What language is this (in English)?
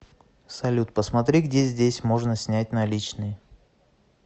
Russian